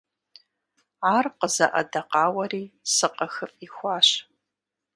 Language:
Kabardian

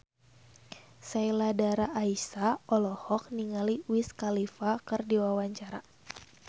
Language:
Sundanese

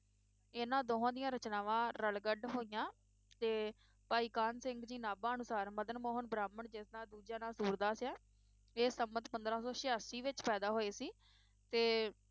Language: Punjabi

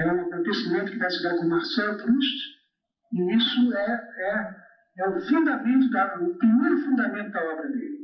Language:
Portuguese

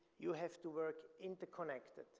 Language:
English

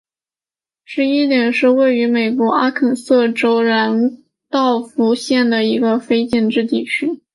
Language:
Chinese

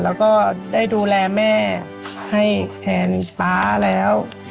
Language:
Thai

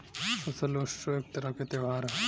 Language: Bhojpuri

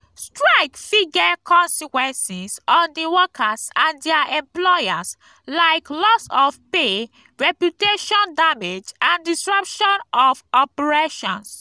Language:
Nigerian Pidgin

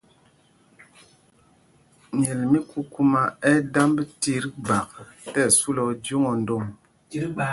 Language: Mpumpong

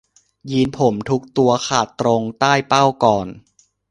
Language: Thai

